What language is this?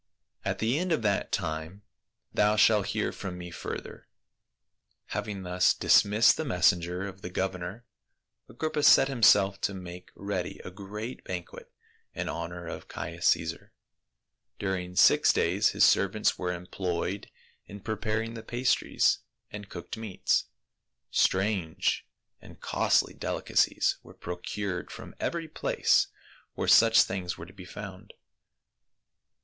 English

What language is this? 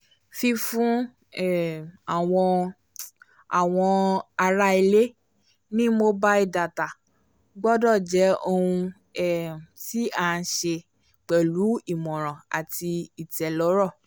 Yoruba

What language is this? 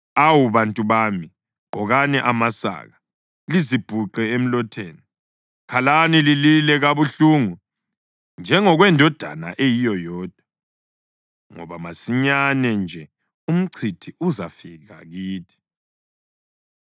North Ndebele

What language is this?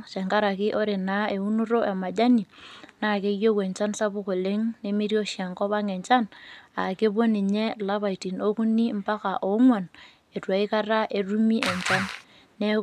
Masai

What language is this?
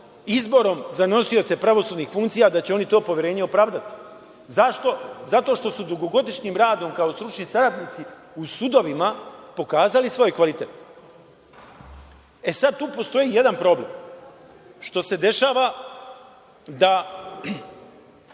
Serbian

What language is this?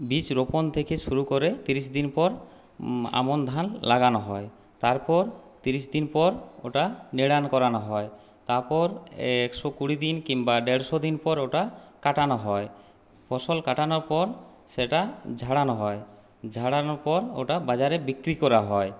Bangla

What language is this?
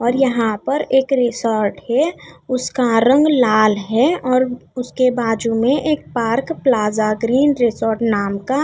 Hindi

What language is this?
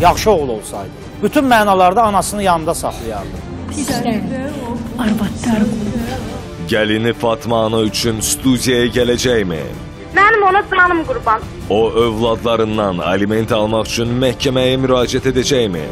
Turkish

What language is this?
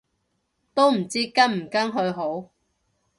Cantonese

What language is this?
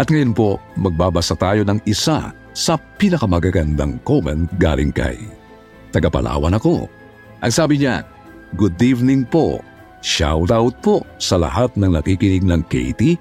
Filipino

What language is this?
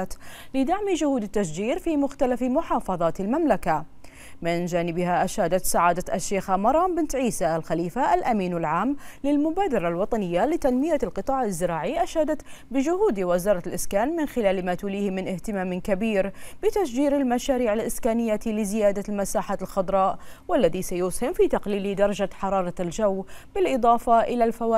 Arabic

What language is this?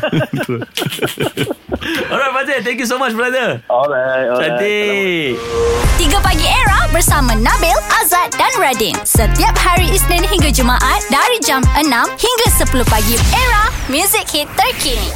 Malay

